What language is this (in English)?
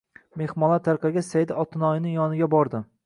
Uzbek